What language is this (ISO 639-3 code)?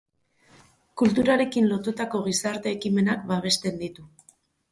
eus